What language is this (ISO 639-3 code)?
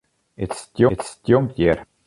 fry